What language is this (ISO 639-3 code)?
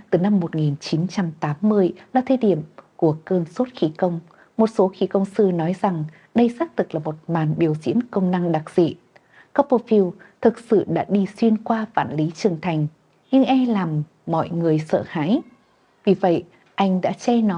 vie